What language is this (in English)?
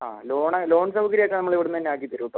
Malayalam